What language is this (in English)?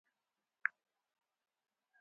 Uzbek